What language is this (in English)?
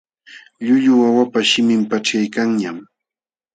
Jauja Wanca Quechua